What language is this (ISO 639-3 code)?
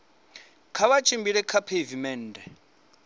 ven